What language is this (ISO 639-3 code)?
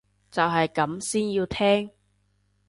yue